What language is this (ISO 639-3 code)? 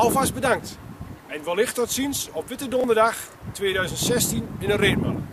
nld